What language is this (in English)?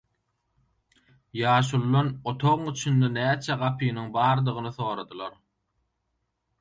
Turkmen